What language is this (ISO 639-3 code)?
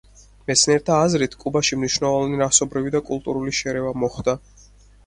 kat